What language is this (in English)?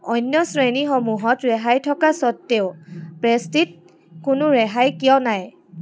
Assamese